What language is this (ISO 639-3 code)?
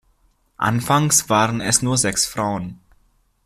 deu